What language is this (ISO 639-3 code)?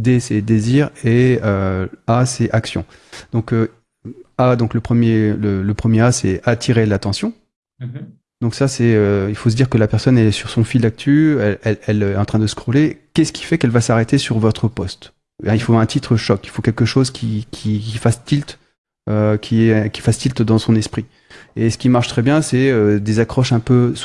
fra